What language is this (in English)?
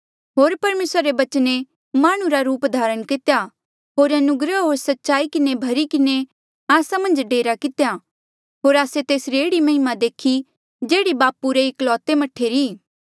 Mandeali